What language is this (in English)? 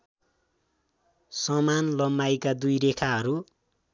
Nepali